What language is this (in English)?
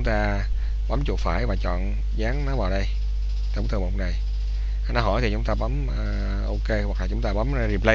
Vietnamese